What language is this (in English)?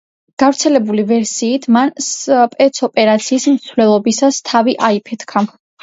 Georgian